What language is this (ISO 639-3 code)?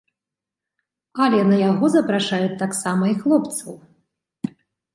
bel